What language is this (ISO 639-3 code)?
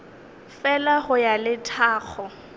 nso